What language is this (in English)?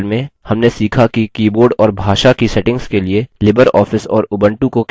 Hindi